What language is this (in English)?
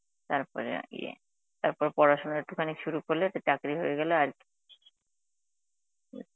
Bangla